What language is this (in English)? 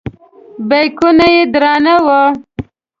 Pashto